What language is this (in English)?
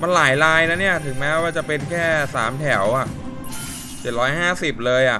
Thai